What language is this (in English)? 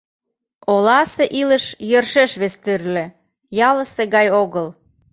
Mari